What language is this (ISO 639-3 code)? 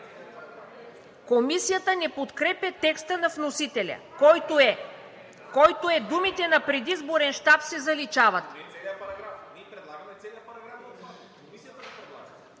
bul